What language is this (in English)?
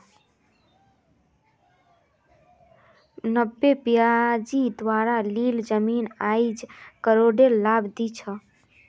Magahi